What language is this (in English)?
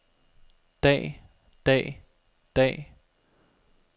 Danish